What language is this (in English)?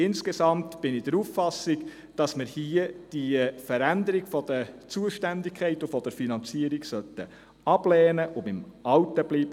Swiss German